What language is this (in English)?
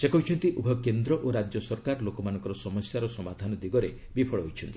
Odia